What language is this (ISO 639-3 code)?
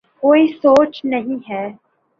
urd